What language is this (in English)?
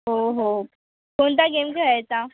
Marathi